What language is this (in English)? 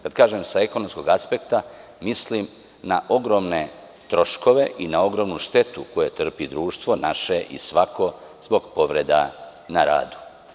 Serbian